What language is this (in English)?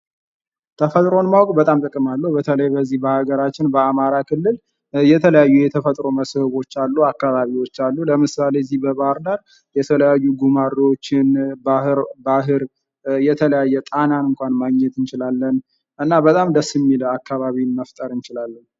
Amharic